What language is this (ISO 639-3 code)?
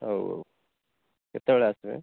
ori